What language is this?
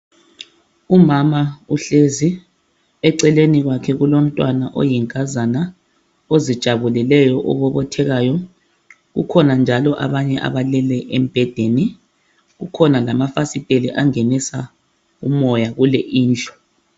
North Ndebele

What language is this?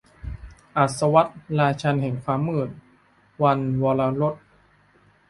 Thai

